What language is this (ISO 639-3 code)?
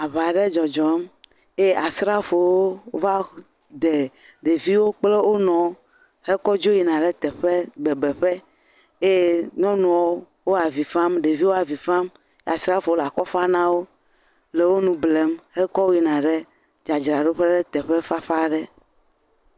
ewe